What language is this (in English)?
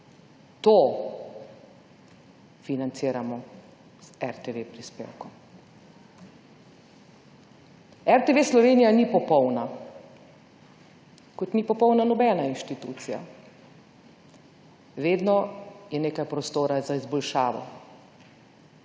Slovenian